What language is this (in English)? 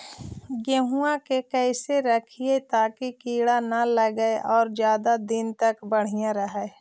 Magahi